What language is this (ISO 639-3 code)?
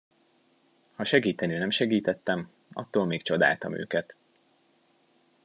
hun